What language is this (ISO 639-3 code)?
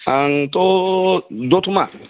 brx